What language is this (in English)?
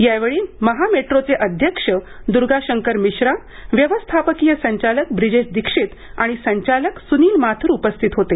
Marathi